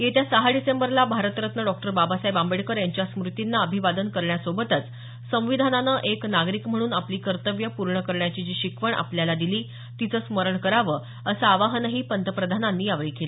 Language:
Marathi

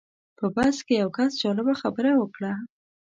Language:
Pashto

